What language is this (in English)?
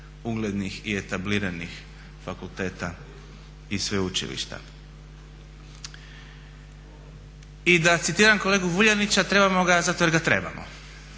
Croatian